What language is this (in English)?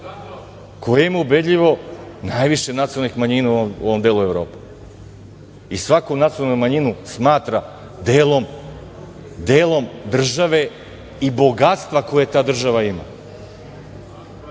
Serbian